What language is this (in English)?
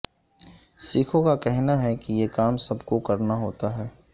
Urdu